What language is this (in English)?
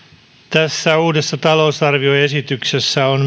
Finnish